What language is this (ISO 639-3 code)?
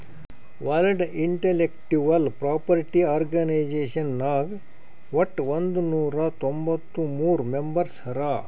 kan